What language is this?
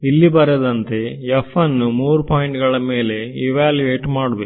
Kannada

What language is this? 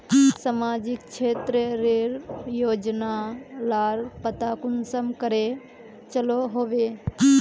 Magahi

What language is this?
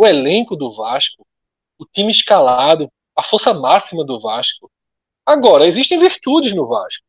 Portuguese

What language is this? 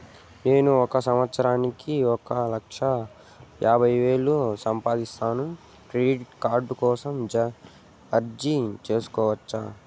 Telugu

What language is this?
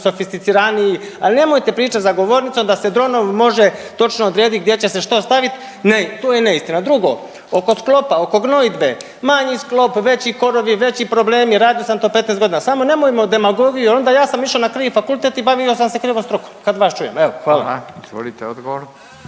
Croatian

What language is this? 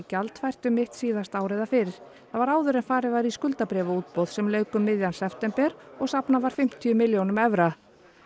Icelandic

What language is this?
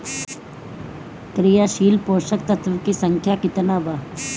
Bhojpuri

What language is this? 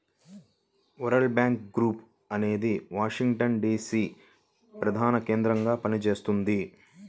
Telugu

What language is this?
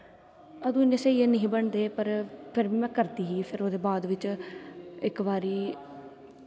Dogri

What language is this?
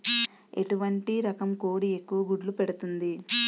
Telugu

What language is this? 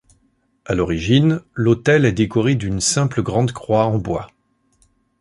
French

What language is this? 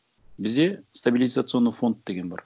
Kazakh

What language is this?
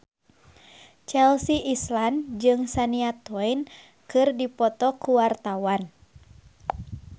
Sundanese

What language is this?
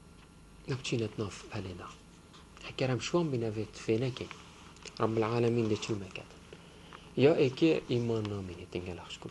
Arabic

